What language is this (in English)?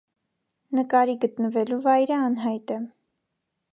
Armenian